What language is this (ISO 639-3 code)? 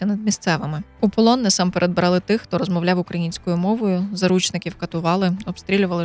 ukr